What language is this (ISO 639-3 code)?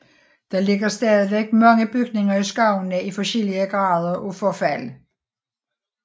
dan